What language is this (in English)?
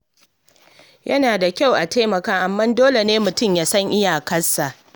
Hausa